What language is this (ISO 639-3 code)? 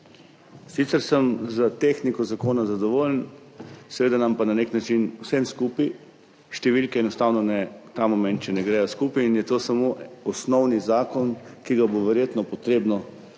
slv